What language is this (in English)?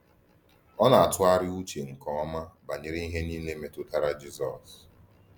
Igbo